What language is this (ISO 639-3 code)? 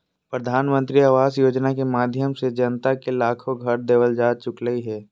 mag